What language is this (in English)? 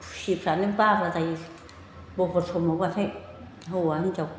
Bodo